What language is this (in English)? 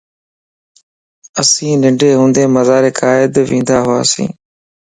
Lasi